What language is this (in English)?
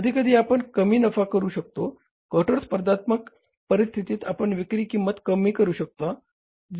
Marathi